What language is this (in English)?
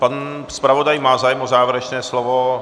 Czech